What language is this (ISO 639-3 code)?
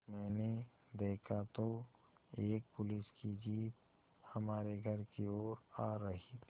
hin